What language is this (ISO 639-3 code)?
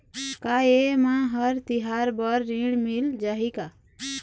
hne